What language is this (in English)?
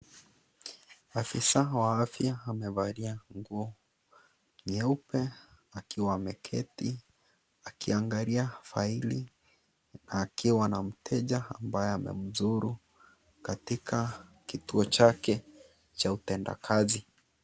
Swahili